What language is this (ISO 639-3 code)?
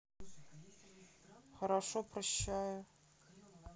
rus